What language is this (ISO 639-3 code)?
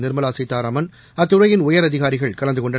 tam